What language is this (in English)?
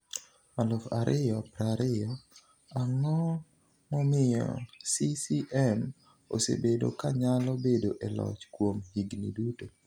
Luo (Kenya and Tanzania)